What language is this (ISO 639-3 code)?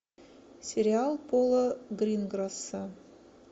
rus